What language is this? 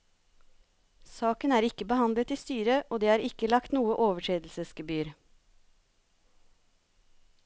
Norwegian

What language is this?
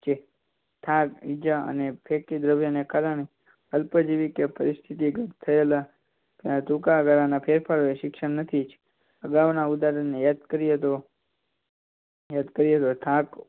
Gujarati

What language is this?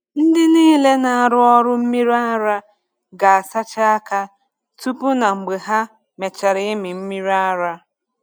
Igbo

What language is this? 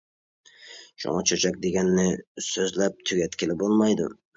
Uyghur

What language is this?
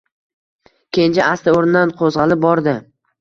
Uzbek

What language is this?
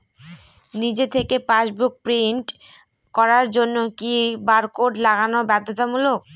Bangla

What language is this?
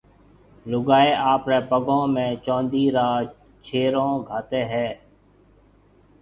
Marwari (Pakistan)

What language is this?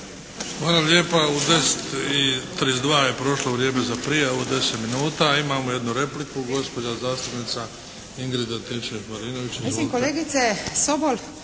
Croatian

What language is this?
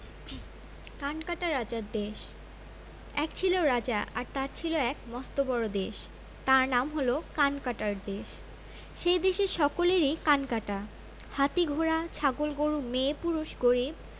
Bangla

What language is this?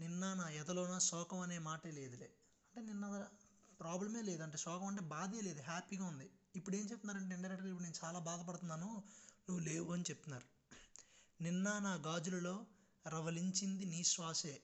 Telugu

